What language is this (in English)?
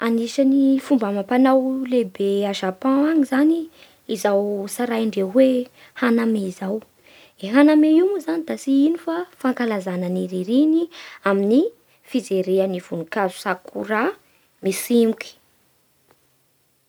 Bara Malagasy